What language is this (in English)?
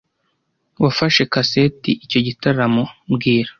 Kinyarwanda